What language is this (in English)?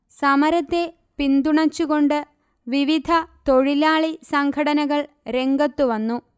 Malayalam